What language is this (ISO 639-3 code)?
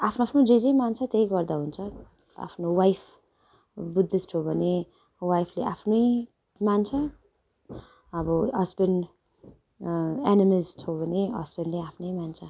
nep